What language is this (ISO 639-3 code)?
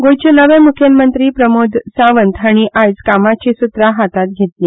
kok